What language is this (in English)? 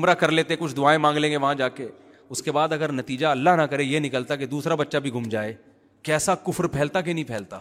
Urdu